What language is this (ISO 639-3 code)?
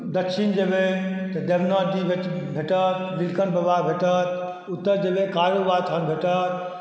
mai